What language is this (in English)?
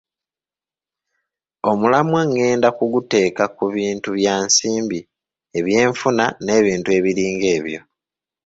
Ganda